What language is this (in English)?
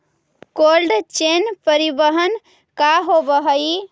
Magahi